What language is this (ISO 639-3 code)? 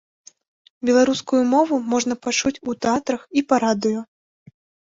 bel